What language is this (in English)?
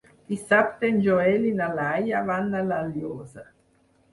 Catalan